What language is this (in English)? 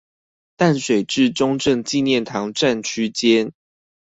Chinese